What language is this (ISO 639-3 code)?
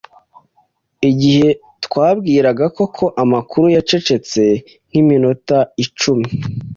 kin